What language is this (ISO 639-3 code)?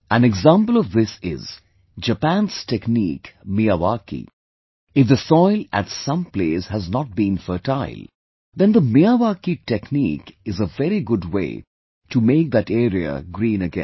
eng